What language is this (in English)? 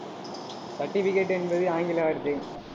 Tamil